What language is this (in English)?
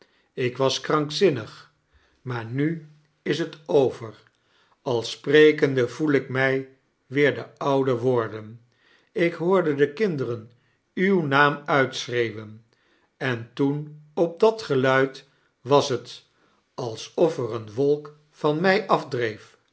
Dutch